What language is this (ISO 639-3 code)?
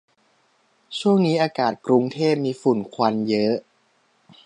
tha